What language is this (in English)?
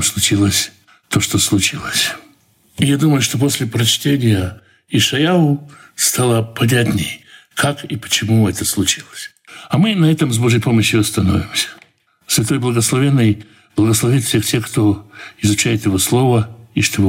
Russian